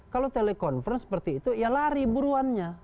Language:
Indonesian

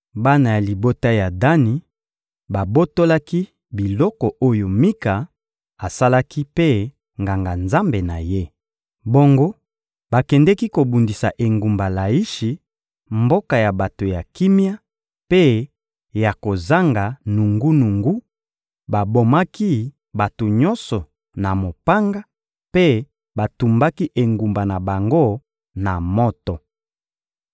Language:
Lingala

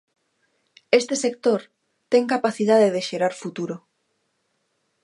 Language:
Galician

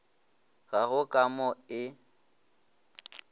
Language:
Northern Sotho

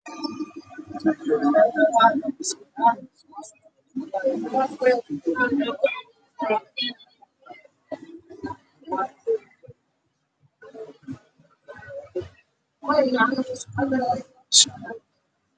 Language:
Somali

